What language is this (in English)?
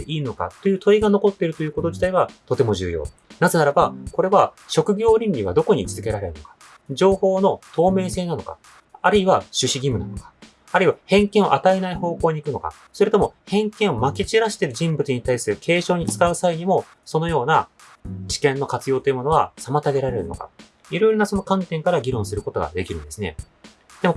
Japanese